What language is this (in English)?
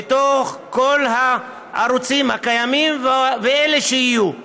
Hebrew